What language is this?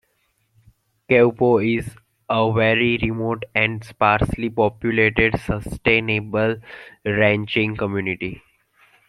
English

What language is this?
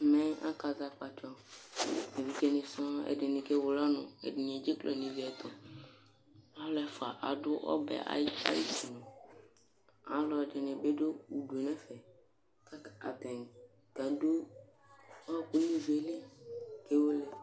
Ikposo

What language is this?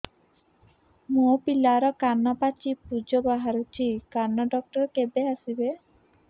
Odia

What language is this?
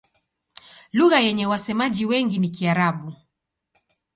Swahili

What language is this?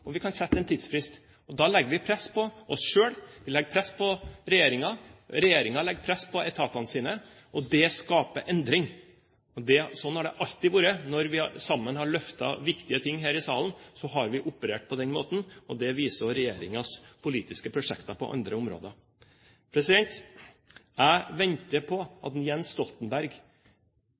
Norwegian Bokmål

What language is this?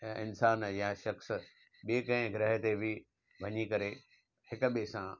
Sindhi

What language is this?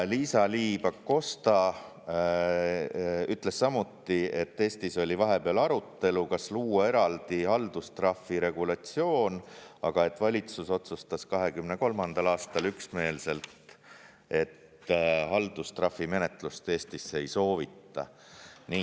Estonian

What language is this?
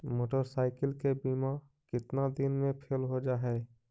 Magahi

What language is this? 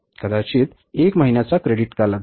Marathi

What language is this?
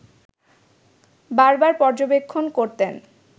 Bangla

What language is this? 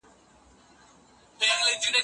Pashto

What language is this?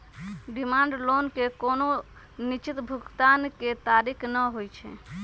Magahi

